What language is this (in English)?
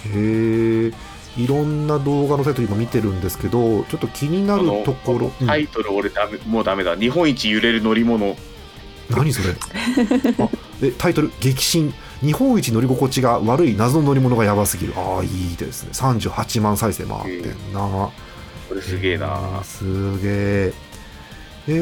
Japanese